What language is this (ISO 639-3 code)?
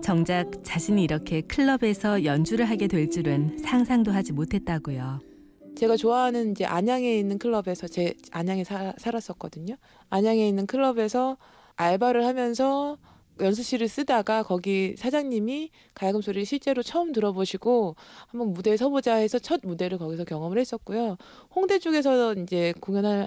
kor